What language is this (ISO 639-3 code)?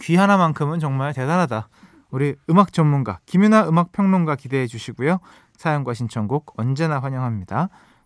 kor